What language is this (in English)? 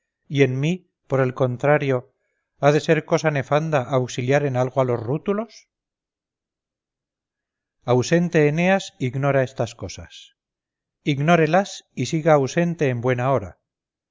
Spanish